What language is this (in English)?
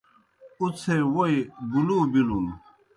Kohistani Shina